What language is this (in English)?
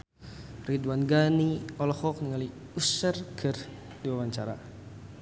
Sundanese